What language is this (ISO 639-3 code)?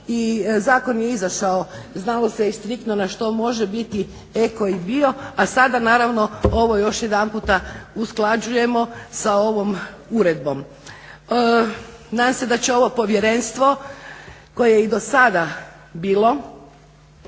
hrv